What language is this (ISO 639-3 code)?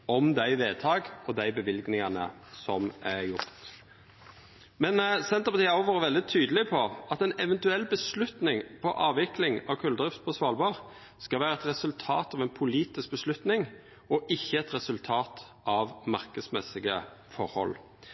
nno